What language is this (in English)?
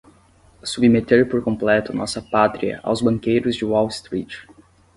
Portuguese